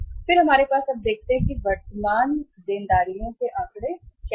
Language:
Hindi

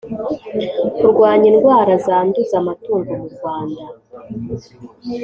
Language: Kinyarwanda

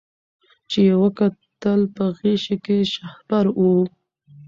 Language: Pashto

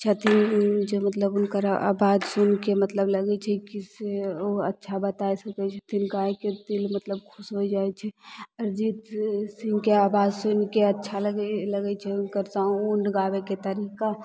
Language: Maithili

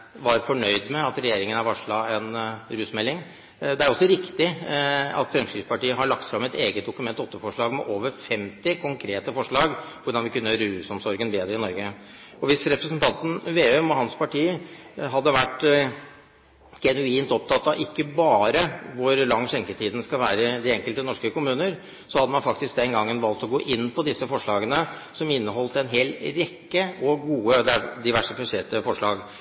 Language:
Norwegian Bokmål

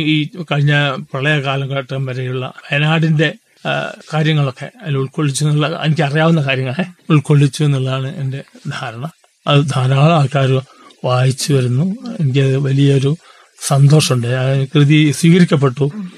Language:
Malayalam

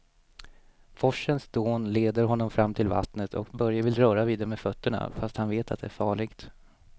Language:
Swedish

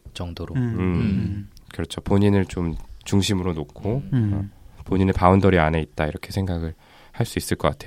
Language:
Korean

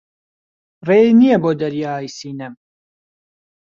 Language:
Central Kurdish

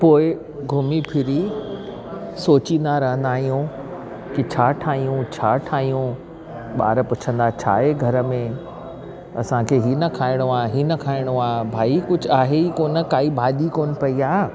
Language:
Sindhi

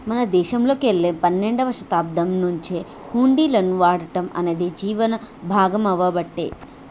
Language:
Telugu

